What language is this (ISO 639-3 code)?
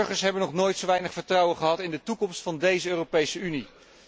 nld